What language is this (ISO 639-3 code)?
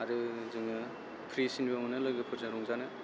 brx